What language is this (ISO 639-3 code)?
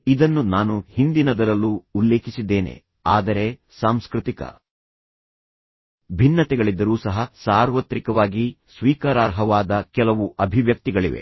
kan